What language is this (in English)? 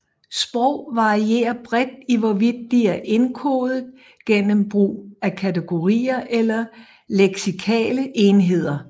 Danish